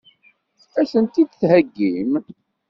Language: Kabyle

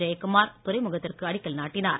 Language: Tamil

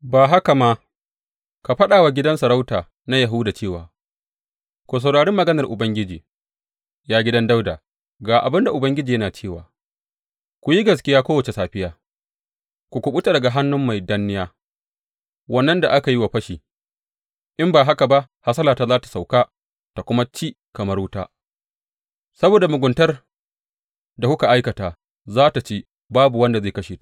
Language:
Hausa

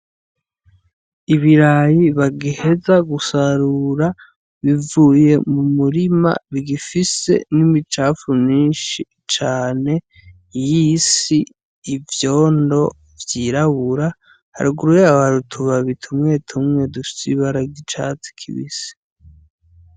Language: Rundi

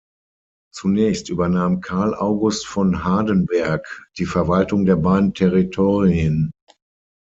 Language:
German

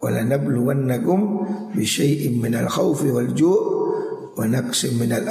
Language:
Indonesian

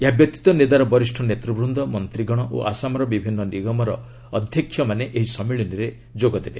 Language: Odia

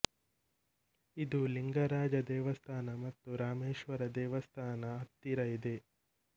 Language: Kannada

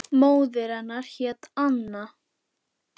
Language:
Icelandic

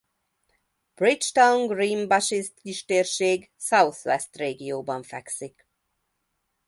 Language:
Hungarian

